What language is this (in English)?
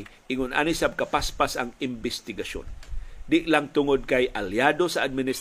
Filipino